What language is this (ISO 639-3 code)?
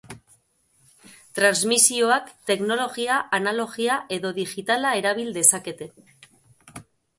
eus